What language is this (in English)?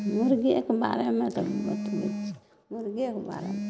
Maithili